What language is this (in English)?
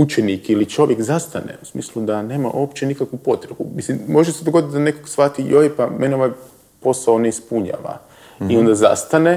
Croatian